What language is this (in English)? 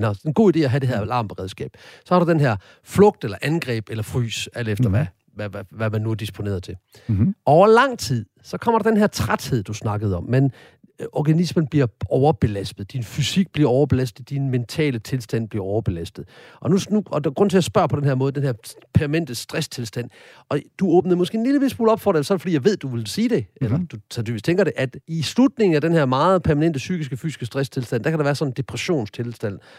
Danish